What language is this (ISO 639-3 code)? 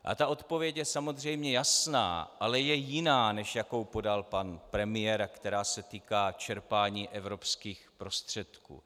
ces